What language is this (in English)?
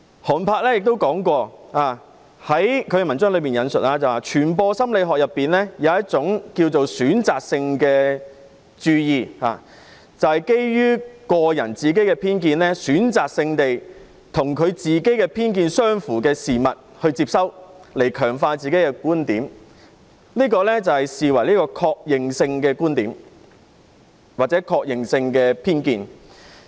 Cantonese